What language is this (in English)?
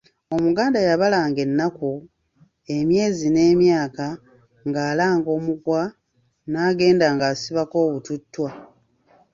Ganda